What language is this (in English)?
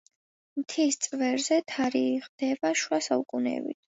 Georgian